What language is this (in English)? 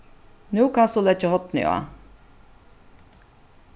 Faroese